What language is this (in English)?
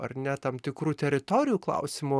Lithuanian